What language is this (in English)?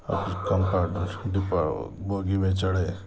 Urdu